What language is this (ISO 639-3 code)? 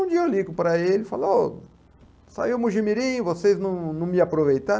por